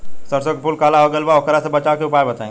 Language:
Bhojpuri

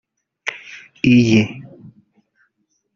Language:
Kinyarwanda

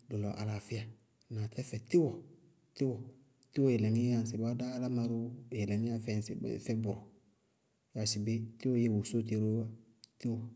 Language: Bago-Kusuntu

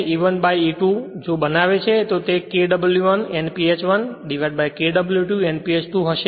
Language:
Gujarati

